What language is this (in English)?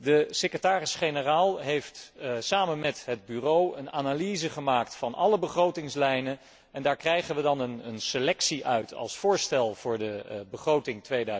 Dutch